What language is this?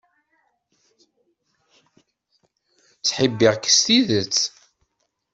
Kabyle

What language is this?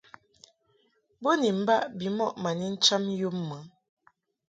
Mungaka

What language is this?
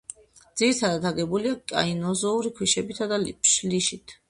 Georgian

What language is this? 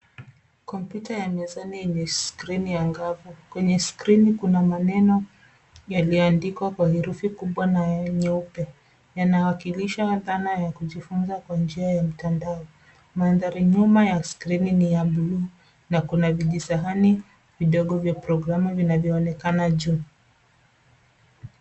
Swahili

